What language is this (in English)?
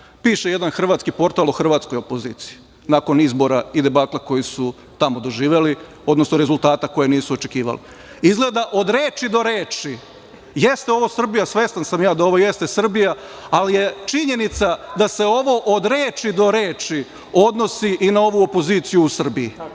Serbian